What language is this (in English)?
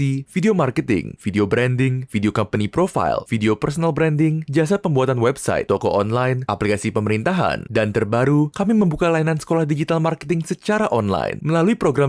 Indonesian